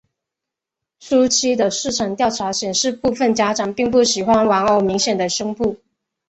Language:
Chinese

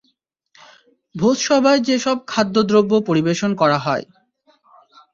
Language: Bangla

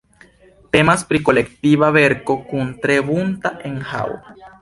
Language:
Esperanto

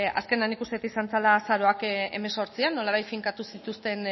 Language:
Basque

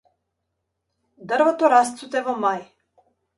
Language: Macedonian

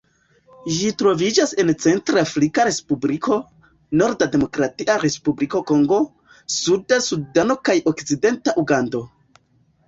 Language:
Esperanto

